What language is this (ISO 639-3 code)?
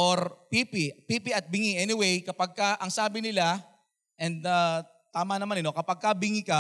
fil